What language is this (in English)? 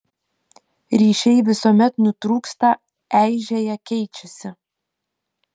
Lithuanian